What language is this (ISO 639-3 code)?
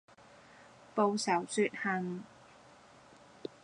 yue